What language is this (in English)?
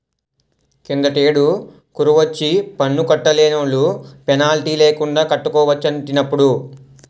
Telugu